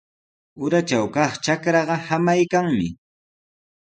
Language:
Sihuas Ancash Quechua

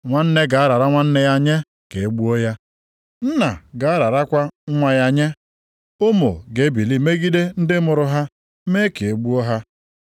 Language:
Igbo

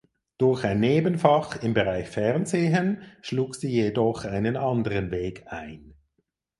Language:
German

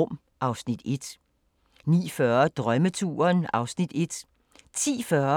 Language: Danish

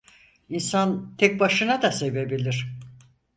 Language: Turkish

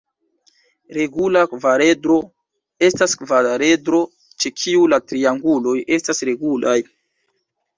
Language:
Esperanto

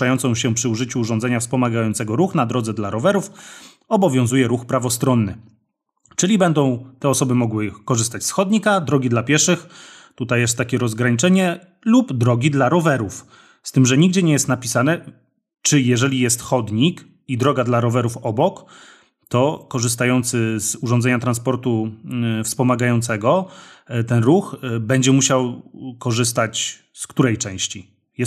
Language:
Polish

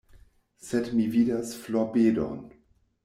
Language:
Esperanto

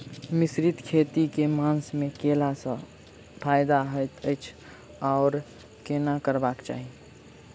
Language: Maithili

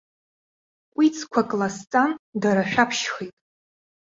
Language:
Abkhazian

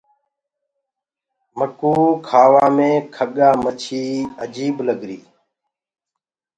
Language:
Gurgula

